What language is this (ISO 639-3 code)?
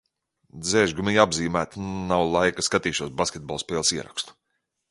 lav